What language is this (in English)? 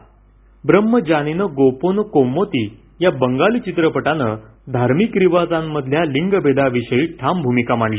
Marathi